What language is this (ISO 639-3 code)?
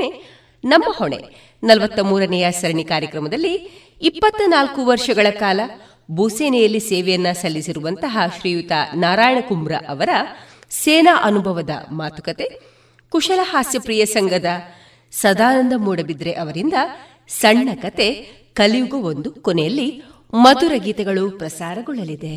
kan